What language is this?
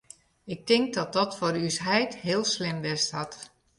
Western Frisian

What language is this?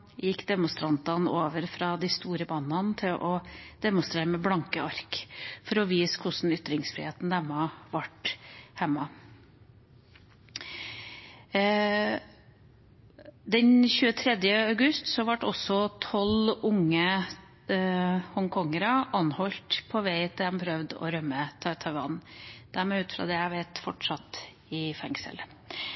Norwegian Bokmål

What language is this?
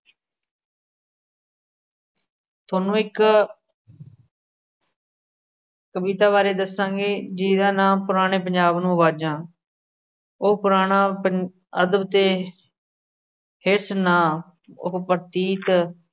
Punjabi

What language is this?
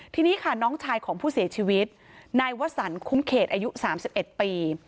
Thai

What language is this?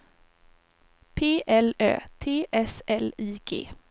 Swedish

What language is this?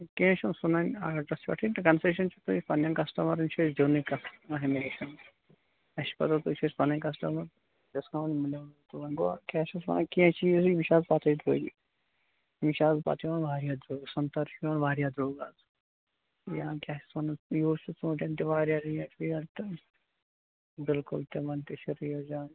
Kashmiri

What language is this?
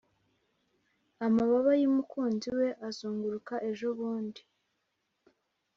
Kinyarwanda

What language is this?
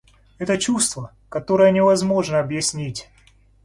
Russian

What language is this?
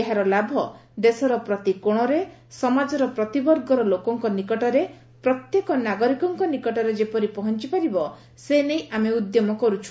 Odia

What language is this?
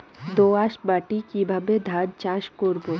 Bangla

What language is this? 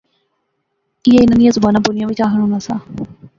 Pahari-Potwari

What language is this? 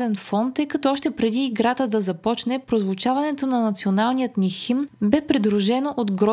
Bulgarian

